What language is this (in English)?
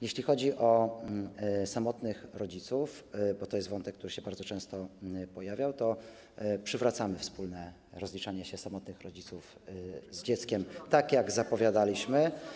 Polish